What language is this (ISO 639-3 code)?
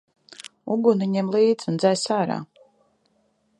lav